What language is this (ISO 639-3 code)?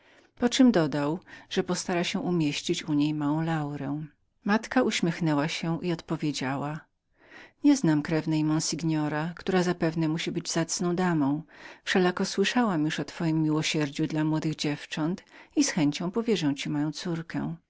pol